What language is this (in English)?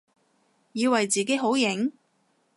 Cantonese